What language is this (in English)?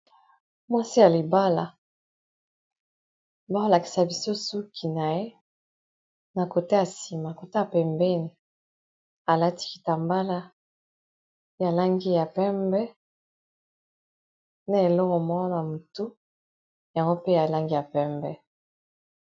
Lingala